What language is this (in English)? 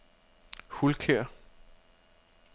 Danish